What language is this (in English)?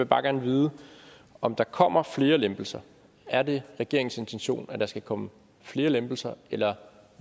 Danish